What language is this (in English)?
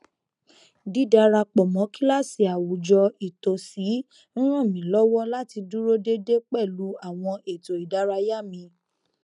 Yoruba